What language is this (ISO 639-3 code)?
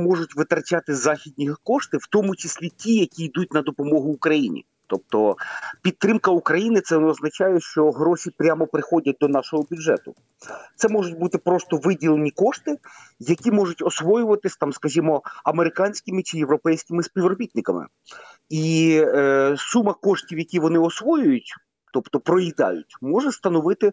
ukr